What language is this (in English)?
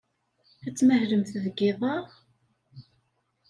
Kabyle